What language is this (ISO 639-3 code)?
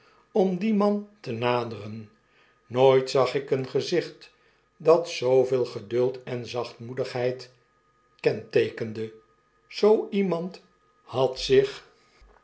nld